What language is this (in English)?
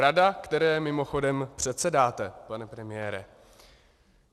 Czech